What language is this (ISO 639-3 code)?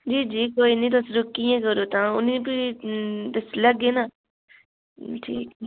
doi